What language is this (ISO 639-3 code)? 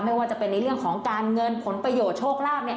tha